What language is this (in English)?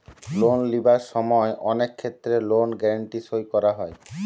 Bangla